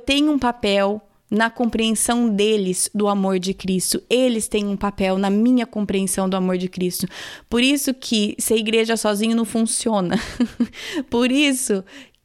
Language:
Portuguese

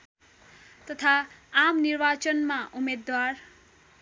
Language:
Nepali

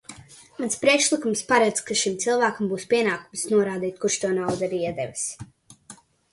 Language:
Latvian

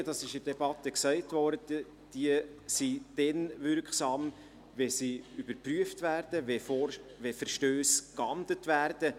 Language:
Swiss German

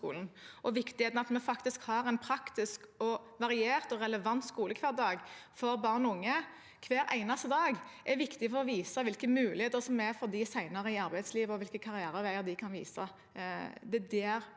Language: Norwegian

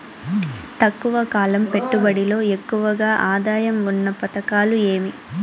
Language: Telugu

